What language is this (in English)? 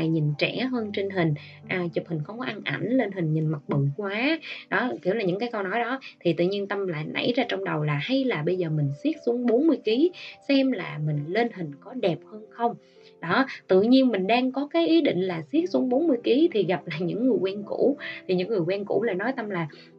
Vietnamese